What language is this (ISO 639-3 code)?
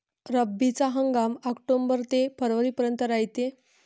mar